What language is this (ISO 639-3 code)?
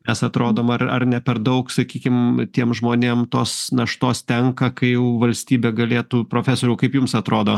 lit